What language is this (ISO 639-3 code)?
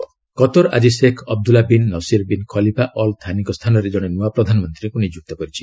ori